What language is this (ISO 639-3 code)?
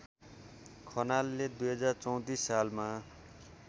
nep